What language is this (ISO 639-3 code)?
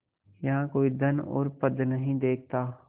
hin